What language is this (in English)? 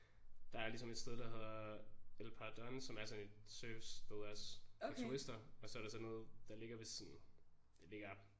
Danish